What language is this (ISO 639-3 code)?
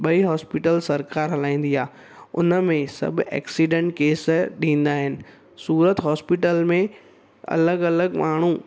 snd